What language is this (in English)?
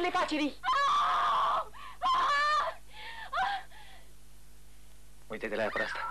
Romanian